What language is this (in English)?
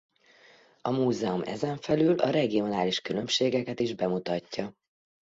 Hungarian